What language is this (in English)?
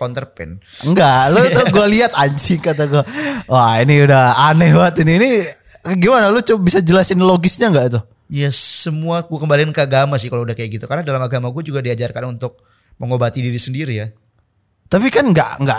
Indonesian